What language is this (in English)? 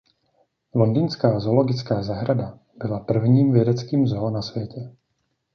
Czech